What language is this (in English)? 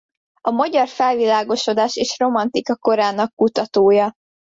Hungarian